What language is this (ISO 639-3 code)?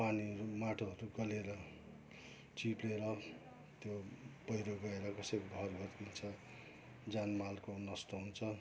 nep